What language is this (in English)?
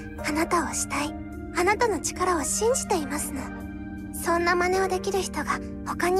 Japanese